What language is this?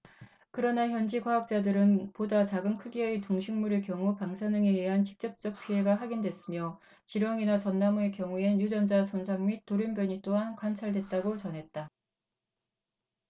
Korean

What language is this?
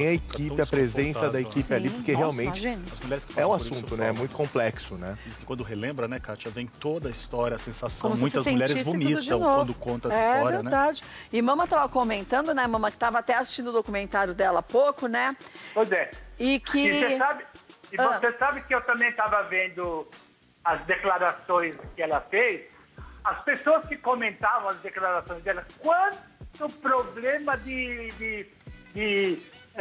Portuguese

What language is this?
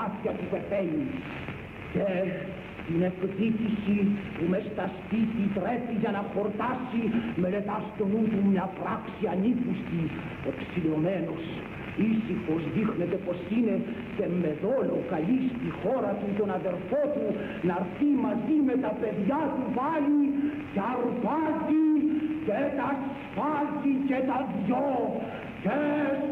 Greek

